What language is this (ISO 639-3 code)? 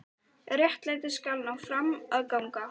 isl